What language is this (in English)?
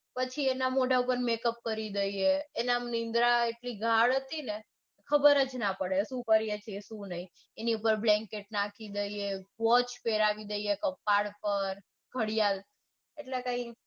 Gujarati